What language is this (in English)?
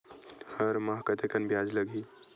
Chhattisgarhi